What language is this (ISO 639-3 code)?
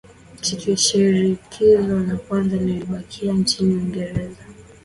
swa